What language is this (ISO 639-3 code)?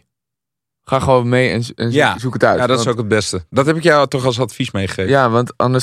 nld